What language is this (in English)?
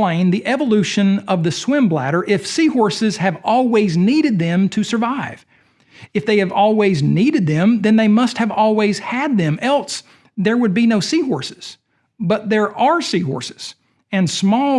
English